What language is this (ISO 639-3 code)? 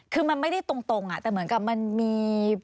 tha